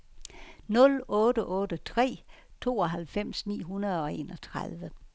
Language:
Danish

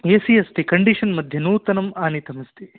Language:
Sanskrit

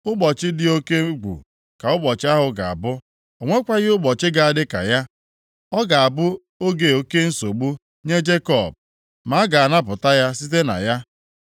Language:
Igbo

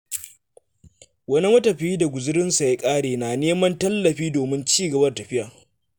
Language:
Hausa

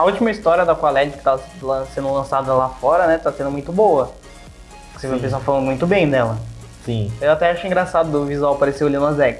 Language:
Portuguese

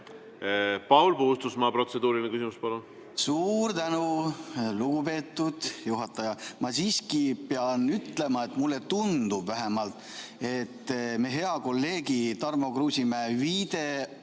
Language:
Estonian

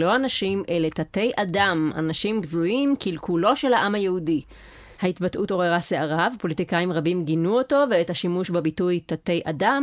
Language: Hebrew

